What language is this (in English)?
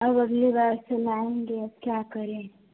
Hindi